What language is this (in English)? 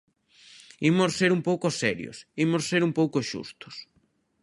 Galician